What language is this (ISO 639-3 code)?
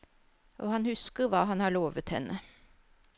nor